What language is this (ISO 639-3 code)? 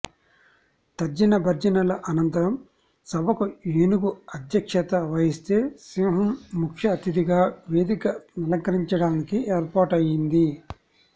tel